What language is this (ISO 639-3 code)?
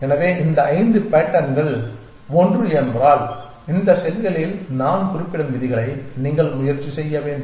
tam